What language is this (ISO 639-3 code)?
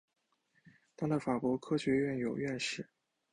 zho